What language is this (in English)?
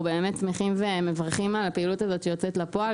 Hebrew